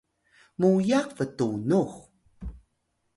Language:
Atayal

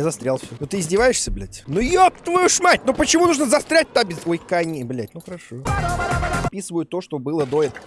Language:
Russian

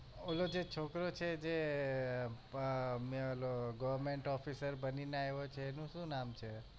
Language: Gujarati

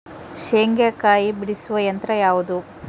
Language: Kannada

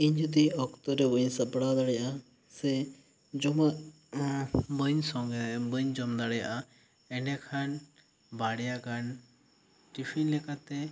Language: Santali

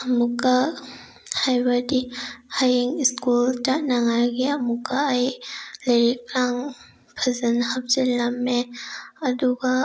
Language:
Manipuri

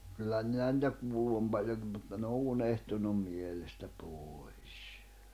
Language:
Finnish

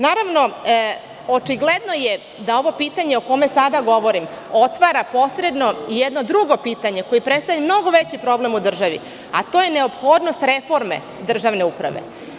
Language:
Serbian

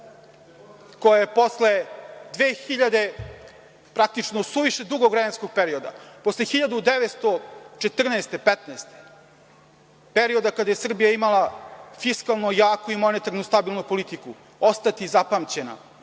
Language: Serbian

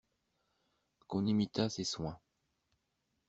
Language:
French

